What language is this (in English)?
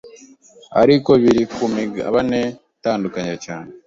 Kinyarwanda